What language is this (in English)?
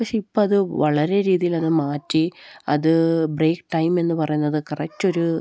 Malayalam